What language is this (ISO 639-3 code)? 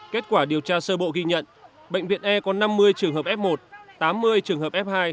vie